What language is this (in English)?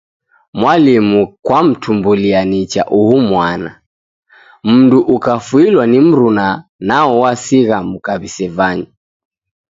Taita